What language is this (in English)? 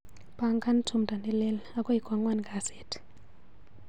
Kalenjin